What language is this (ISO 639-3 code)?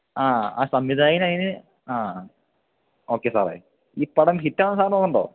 mal